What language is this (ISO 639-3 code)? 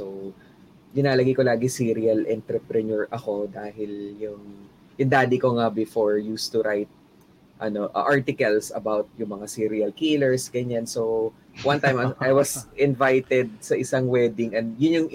fil